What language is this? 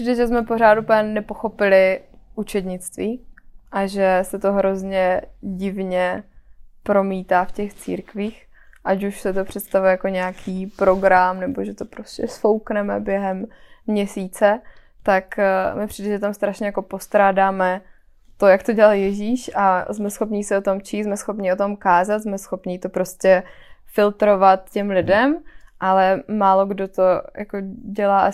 Czech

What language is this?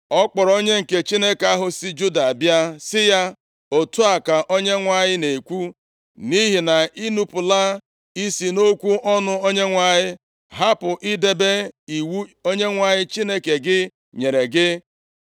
Igbo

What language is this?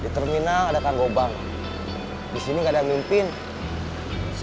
Indonesian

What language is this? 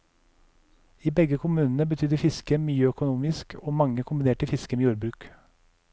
Norwegian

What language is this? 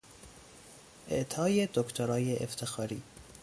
Persian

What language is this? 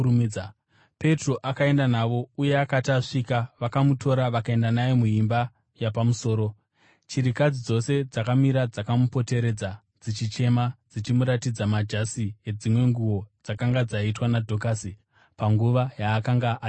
Shona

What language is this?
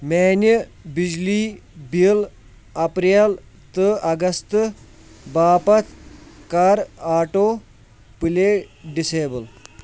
Kashmiri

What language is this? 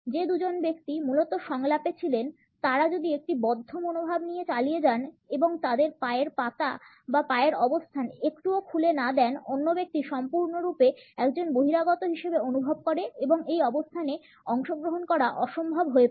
Bangla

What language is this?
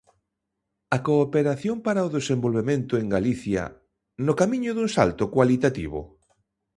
Galician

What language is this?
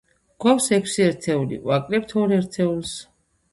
Georgian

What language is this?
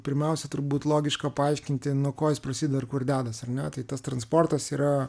Lithuanian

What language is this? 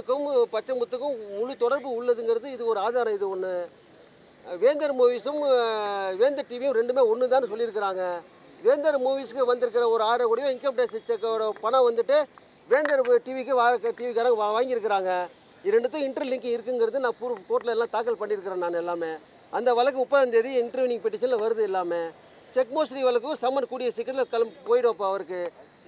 Tamil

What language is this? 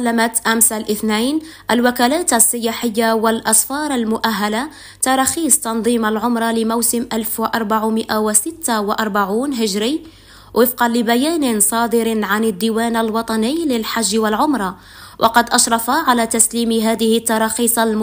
Arabic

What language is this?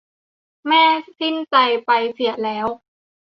Thai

